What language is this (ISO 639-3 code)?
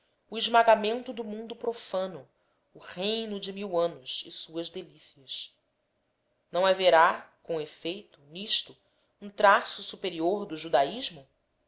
por